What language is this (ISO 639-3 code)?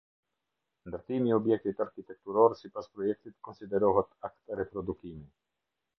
sqi